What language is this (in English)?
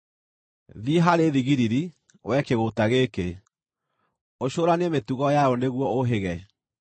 Kikuyu